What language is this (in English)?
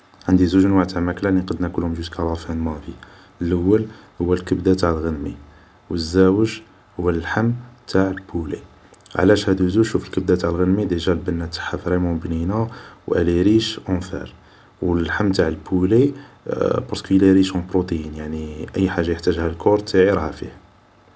Algerian Arabic